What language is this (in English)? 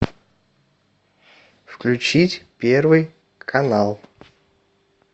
Russian